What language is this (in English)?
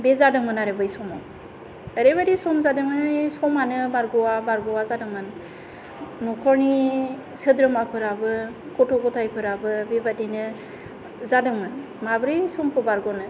Bodo